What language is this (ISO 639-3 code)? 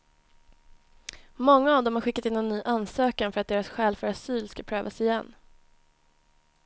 swe